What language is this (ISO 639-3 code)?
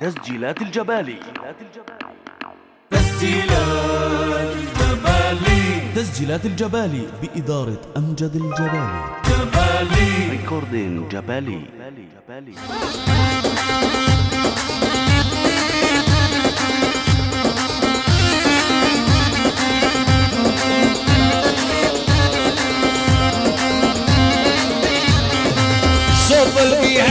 ara